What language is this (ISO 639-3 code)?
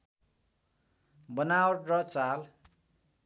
nep